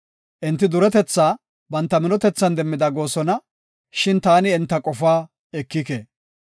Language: Gofa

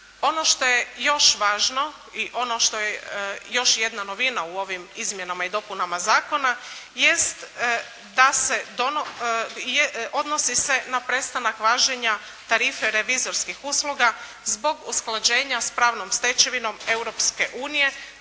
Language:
Croatian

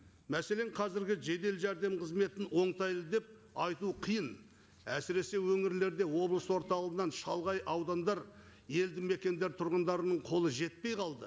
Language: Kazakh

